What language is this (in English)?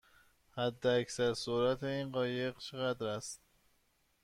Persian